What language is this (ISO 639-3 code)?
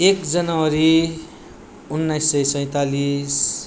nep